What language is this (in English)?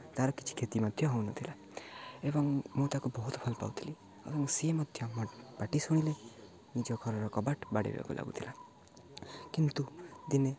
Odia